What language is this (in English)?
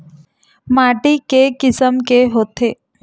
Chhattisgarhi